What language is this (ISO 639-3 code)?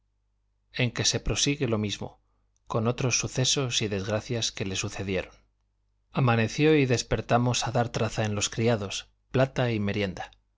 spa